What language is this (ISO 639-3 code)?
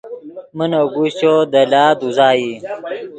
ydg